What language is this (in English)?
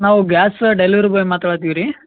Kannada